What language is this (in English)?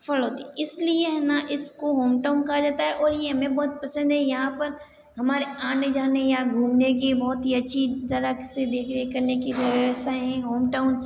Hindi